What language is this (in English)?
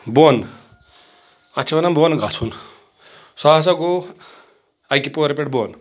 Kashmiri